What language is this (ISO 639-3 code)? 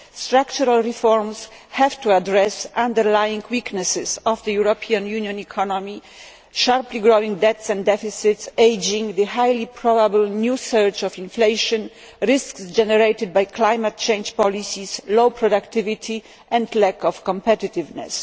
eng